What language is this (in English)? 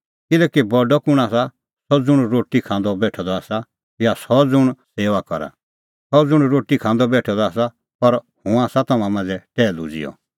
Kullu Pahari